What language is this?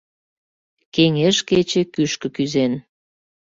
Mari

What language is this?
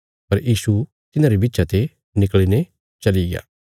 Bilaspuri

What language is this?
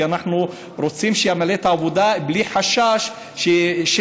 Hebrew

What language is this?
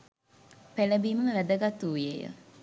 Sinhala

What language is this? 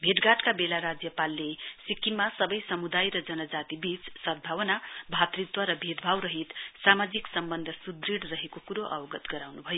Nepali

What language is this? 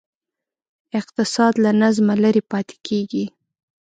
Pashto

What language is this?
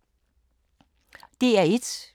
Danish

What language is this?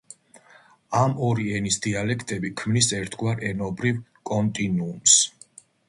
Georgian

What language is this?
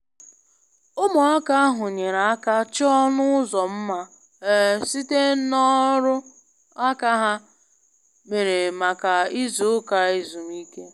Igbo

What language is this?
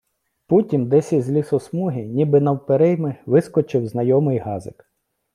Ukrainian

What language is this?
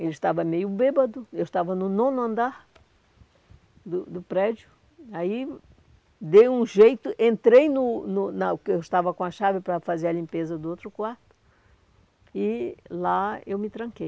Portuguese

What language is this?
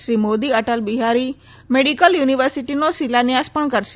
Gujarati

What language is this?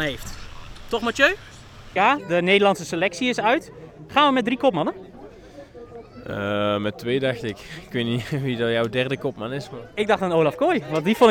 Dutch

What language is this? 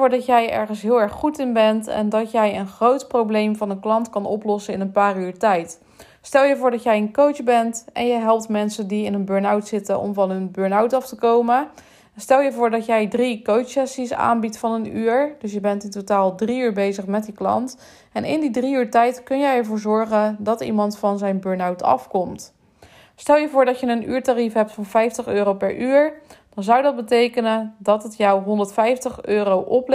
Dutch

